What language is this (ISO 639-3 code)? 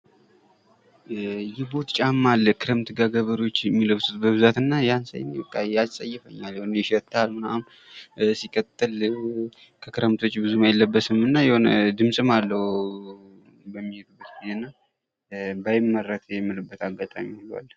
amh